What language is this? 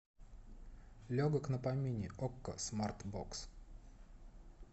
Russian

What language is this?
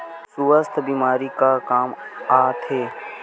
Chhattisgarhi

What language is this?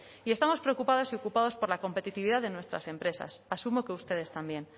Spanish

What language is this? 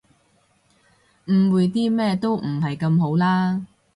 Cantonese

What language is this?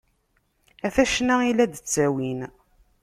Kabyle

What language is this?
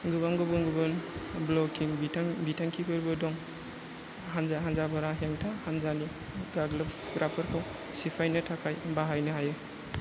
Bodo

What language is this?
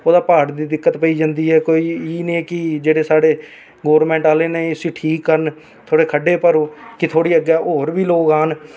Dogri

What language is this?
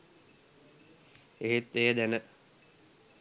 Sinhala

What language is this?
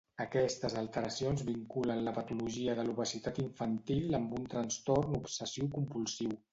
Catalan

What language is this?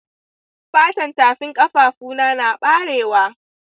Hausa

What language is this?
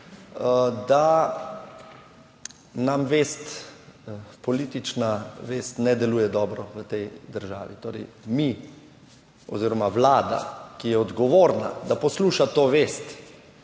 Slovenian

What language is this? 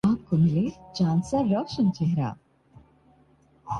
Urdu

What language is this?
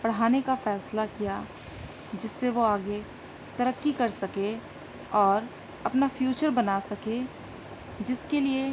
Urdu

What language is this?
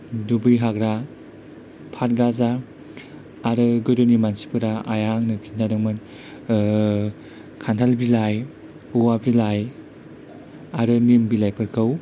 Bodo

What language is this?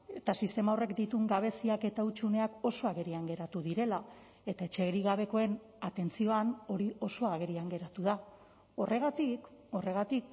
Basque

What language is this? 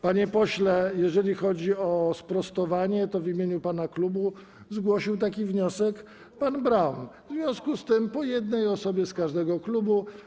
Polish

